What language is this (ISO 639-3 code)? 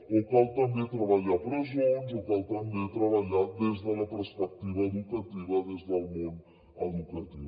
cat